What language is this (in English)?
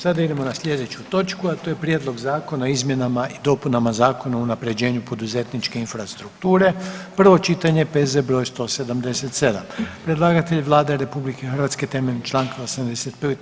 Croatian